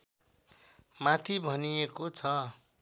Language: Nepali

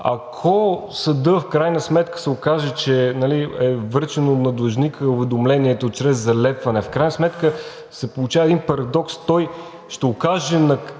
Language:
Bulgarian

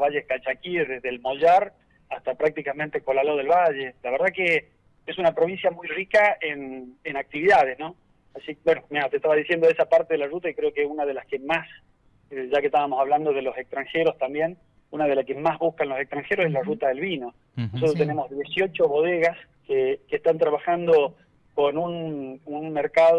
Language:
Spanish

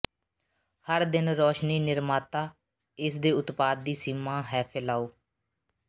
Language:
Punjabi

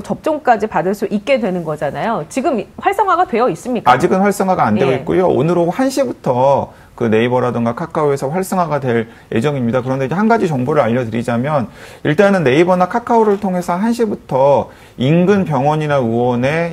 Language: Korean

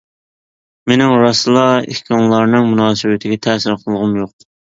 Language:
Uyghur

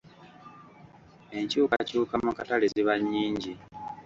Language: Ganda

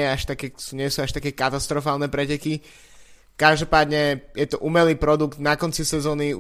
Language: Slovak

